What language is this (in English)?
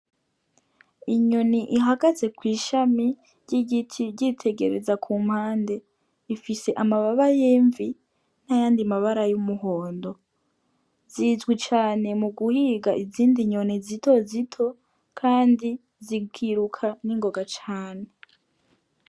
Rundi